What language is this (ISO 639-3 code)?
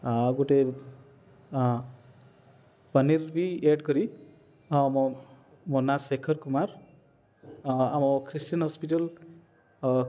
ori